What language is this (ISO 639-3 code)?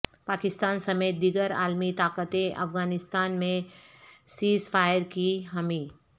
urd